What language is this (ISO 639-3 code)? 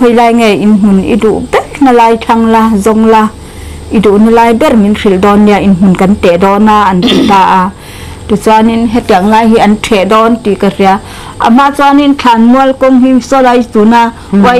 tha